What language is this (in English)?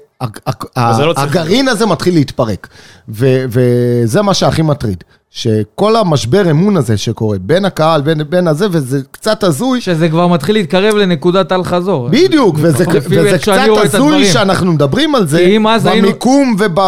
Hebrew